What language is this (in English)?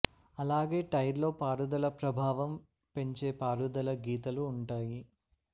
Telugu